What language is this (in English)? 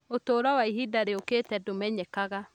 Kikuyu